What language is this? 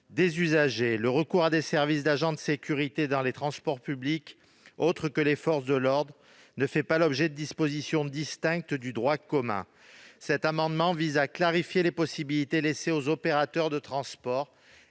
French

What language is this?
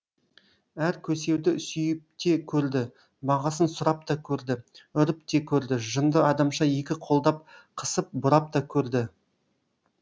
Kazakh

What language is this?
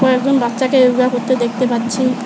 Bangla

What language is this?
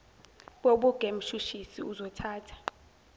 Zulu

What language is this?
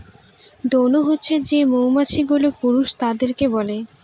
Bangla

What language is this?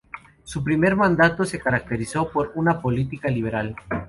Spanish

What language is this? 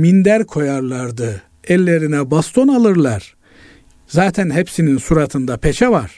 Turkish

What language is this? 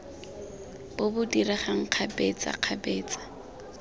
Tswana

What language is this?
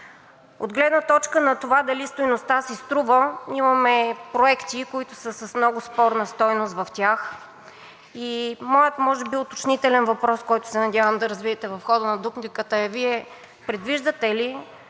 Bulgarian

